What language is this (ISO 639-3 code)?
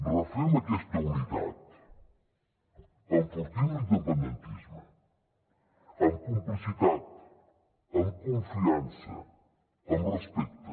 cat